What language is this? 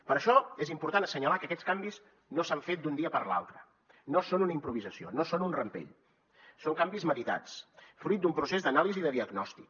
Catalan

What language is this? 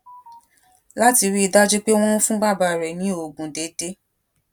Yoruba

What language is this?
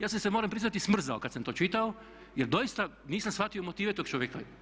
Croatian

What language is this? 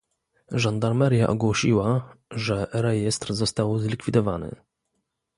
Polish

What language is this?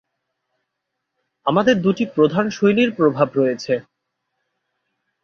Bangla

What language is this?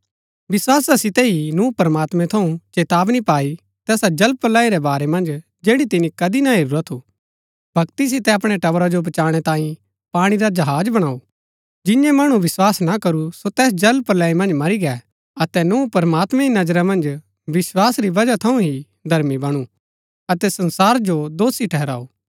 Gaddi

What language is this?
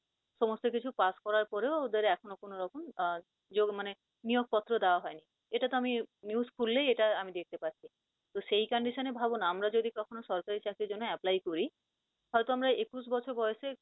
Bangla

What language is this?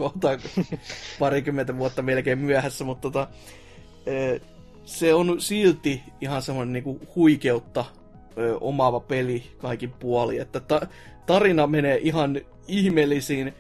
Finnish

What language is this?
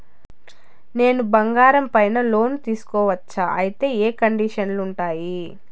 Telugu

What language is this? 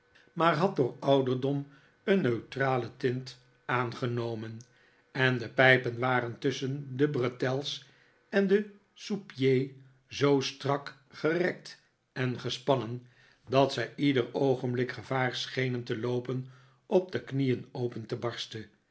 Dutch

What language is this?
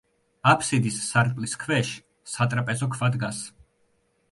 Georgian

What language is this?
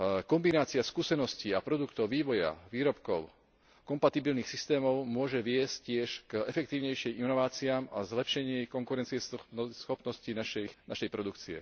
Slovak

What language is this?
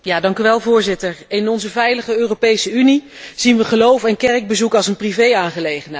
Dutch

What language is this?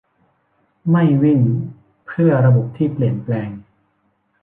Thai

